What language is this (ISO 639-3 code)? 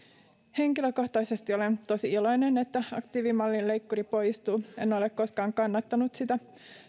fin